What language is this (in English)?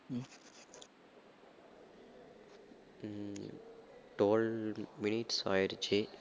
Tamil